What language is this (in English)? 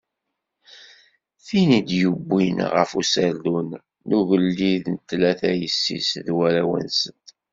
Kabyle